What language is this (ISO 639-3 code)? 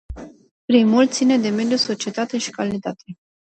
ron